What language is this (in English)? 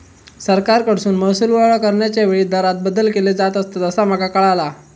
Marathi